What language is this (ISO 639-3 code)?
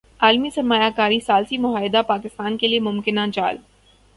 urd